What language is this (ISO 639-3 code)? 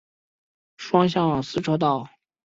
zho